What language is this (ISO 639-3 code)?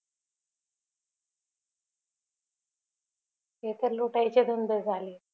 mar